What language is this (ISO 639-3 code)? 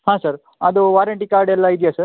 kan